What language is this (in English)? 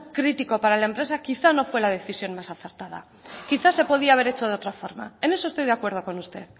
Spanish